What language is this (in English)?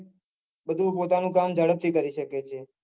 Gujarati